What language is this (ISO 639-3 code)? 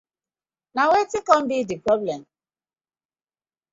pcm